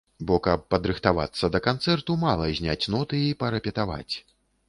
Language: Belarusian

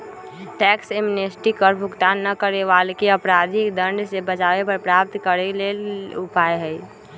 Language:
Magahi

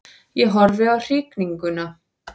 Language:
Icelandic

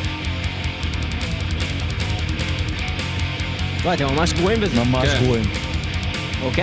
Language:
Hebrew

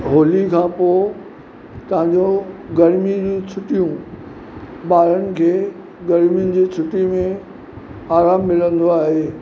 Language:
Sindhi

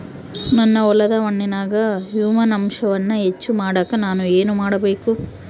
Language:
Kannada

